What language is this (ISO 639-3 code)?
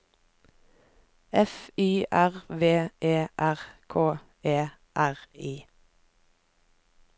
nor